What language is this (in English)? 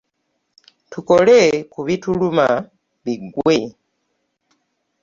Ganda